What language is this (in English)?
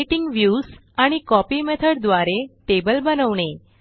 Marathi